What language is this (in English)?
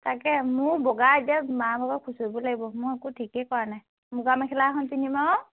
Assamese